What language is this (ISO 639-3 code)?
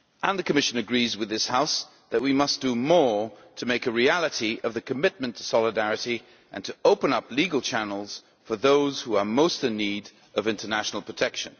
eng